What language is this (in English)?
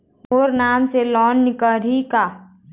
Chhattisgarhi